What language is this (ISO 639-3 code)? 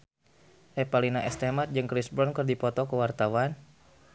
sun